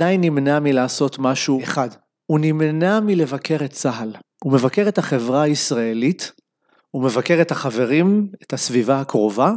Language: Hebrew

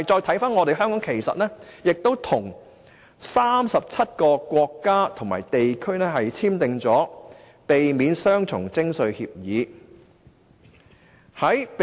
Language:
Cantonese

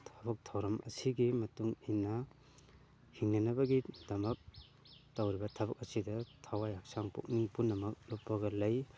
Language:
Manipuri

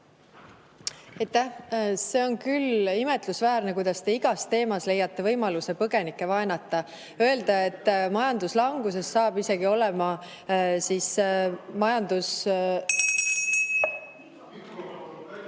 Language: Estonian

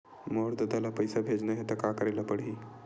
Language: Chhattisgarhi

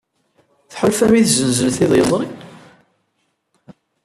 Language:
Kabyle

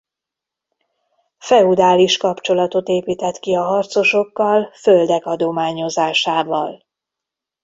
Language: Hungarian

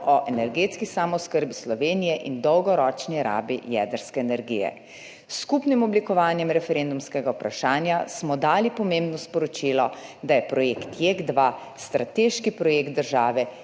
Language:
Slovenian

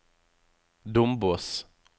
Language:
Norwegian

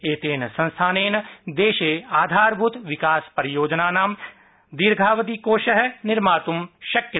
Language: Sanskrit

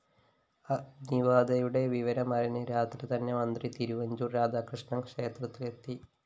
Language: Malayalam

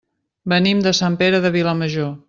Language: Catalan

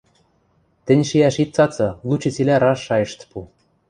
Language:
Western Mari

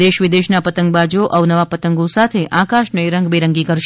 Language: Gujarati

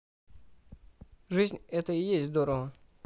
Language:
Russian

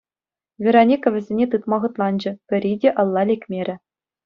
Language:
Chuvash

